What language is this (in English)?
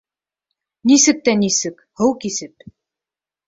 Bashkir